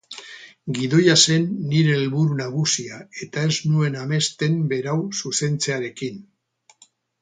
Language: Basque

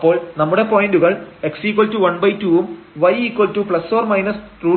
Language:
Malayalam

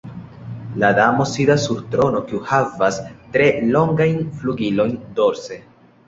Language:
Esperanto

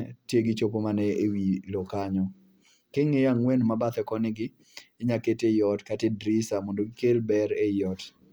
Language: Luo (Kenya and Tanzania)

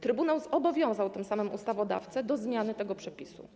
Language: Polish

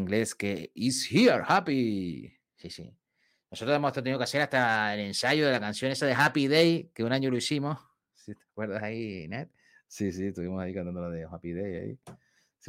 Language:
Spanish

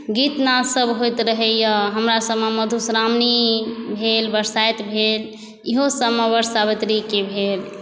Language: Maithili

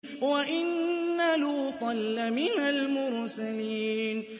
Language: Arabic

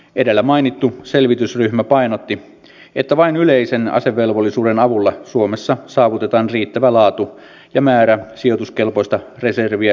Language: Finnish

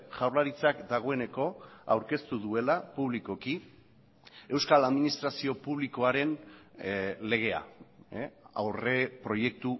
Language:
Basque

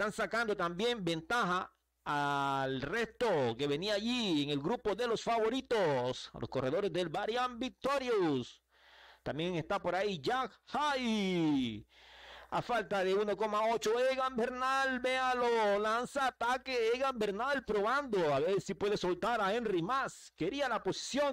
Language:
Spanish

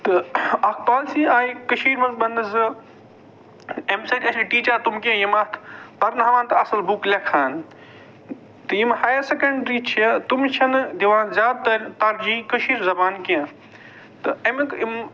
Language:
Kashmiri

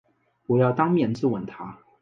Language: Chinese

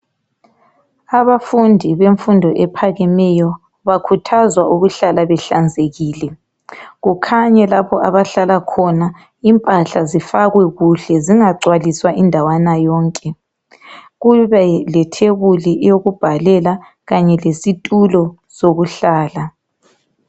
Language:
North Ndebele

